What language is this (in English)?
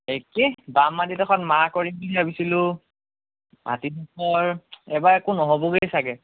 Assamese